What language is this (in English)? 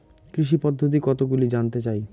Bangla